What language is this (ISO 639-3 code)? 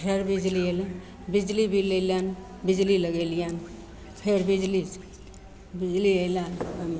mai